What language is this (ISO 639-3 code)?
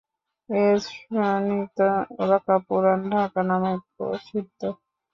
ben